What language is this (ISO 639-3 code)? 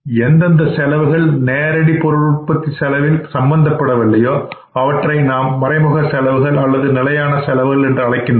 tam